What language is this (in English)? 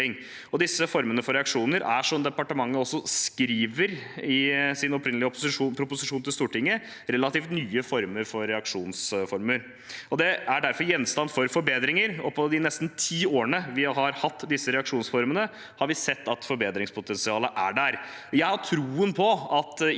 Norwegian